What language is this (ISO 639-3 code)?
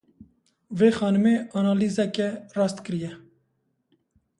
kur